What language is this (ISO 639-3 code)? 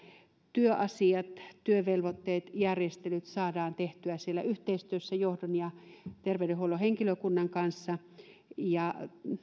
fin